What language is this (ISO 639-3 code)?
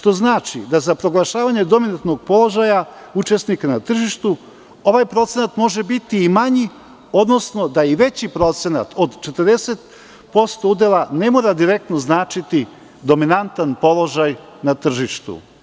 srp